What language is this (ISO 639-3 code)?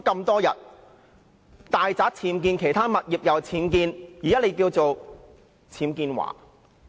yue